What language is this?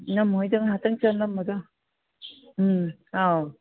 Manipuri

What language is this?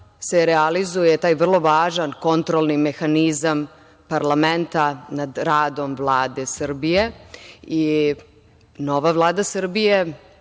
Serbian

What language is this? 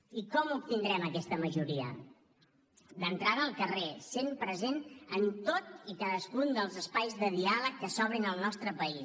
Catalan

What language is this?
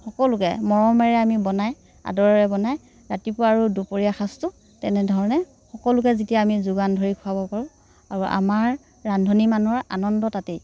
Assamese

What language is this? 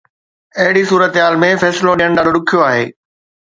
Sindhi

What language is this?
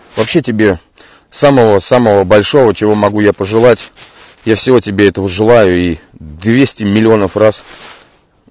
Russian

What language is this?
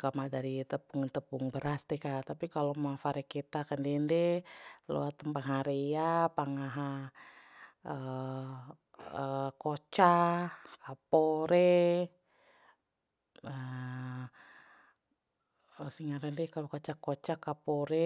Bima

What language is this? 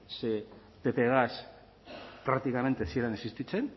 Basque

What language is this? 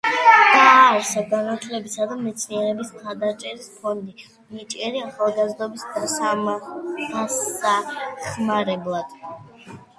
Georgian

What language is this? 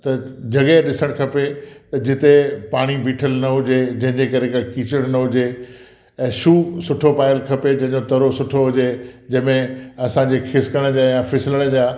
Sindhi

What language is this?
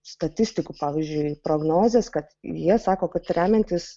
Lithuanian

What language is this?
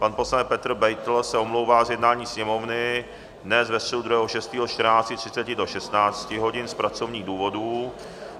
Czech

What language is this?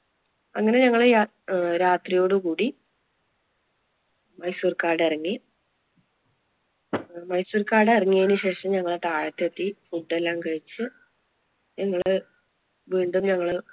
Malayalam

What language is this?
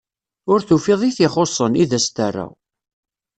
Kabyle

